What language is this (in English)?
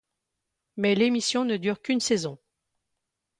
French